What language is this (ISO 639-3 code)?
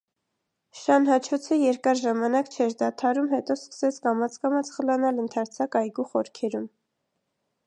hye